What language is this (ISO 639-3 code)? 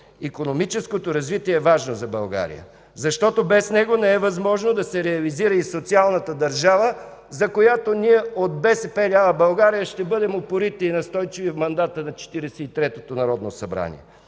bul